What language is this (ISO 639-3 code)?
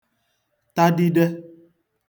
ibo